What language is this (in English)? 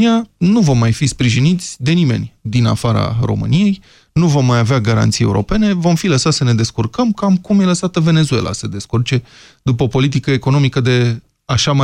Romanian